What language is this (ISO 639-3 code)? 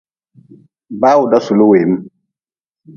nmz